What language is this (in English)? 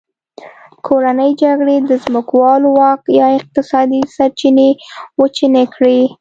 Pashto